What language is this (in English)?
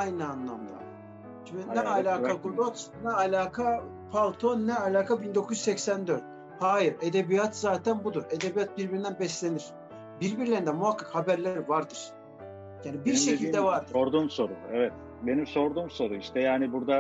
Turkish